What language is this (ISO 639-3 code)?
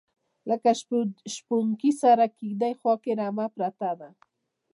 pus